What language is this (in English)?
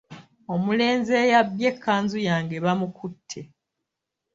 Ganda